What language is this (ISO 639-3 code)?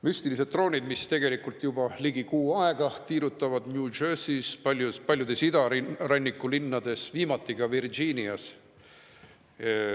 est